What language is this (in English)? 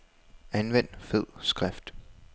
Danish